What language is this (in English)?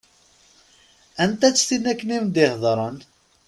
Kabyle